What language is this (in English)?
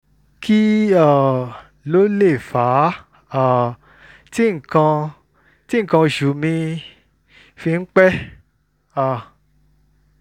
Yoruba